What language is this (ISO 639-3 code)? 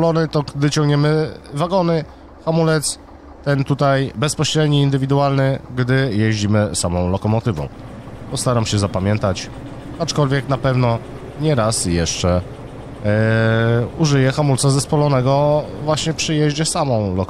pol